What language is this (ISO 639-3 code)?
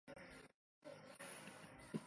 zho